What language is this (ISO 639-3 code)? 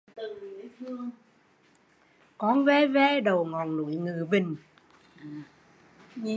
vie